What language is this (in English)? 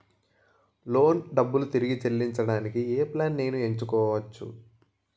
Telugu